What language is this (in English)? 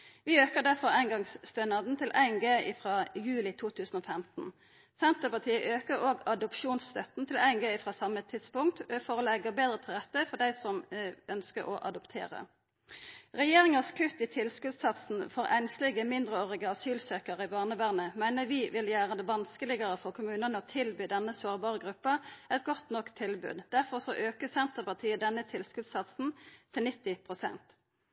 Norwegian Nynorsk